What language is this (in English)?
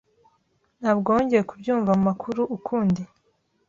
Kinyarwanda